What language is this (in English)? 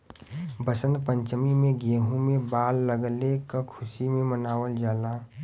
Bhojpuri